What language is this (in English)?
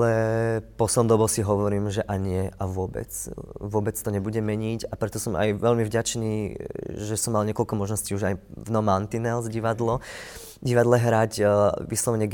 Slovak